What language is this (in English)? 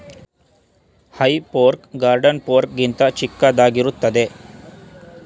Kannada